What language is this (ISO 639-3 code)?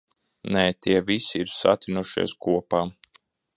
lav